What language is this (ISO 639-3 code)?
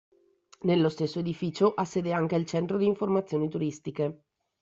ita